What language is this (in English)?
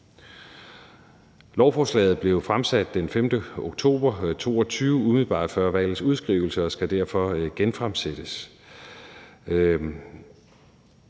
Danish